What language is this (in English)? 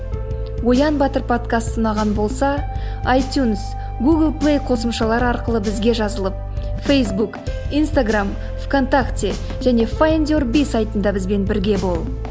Kazakh